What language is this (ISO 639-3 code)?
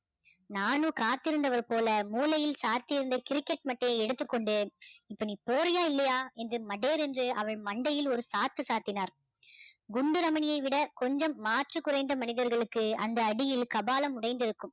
tam